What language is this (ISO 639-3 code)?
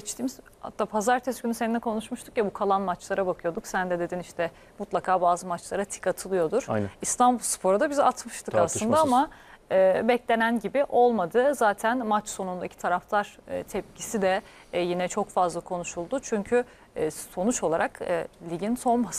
tur